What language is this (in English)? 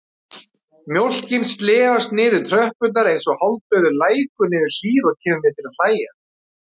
Icelandic